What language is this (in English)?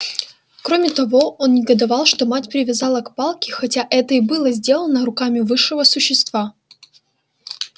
Russian